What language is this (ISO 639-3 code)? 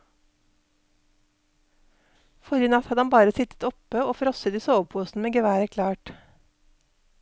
nor